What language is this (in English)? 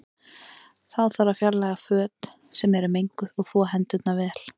Icelandic